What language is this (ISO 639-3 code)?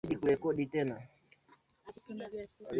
swa